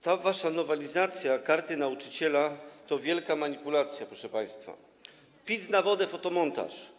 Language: Polish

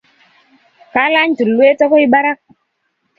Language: Kalenjin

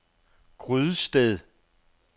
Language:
Danish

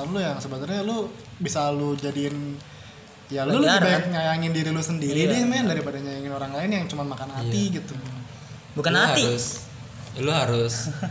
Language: Indonesian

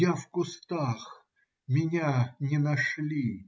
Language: Russian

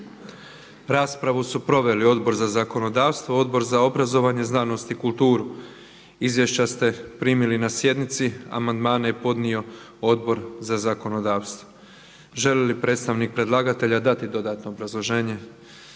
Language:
Croatian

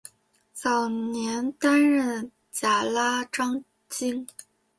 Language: Chinese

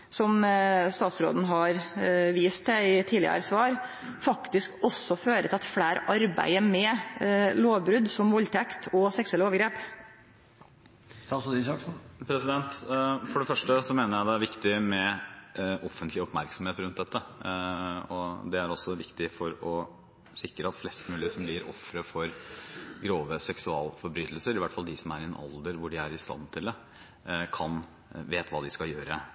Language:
Norwegian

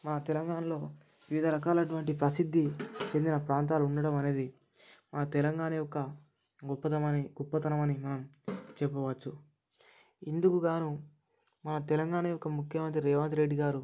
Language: Telugu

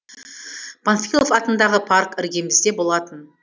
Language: Kazakh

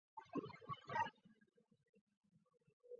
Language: Chinese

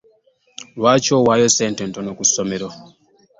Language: Ganda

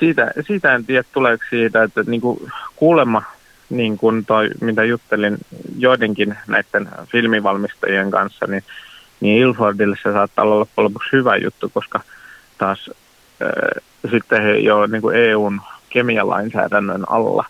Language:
Finnish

